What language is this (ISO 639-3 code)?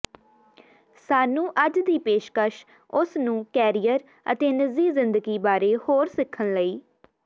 pan